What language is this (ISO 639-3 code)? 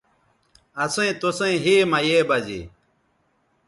btv